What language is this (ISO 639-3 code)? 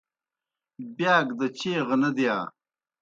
plk